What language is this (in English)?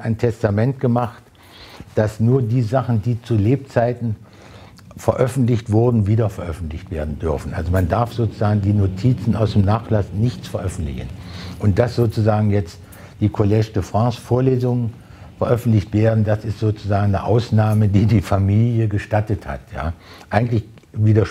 German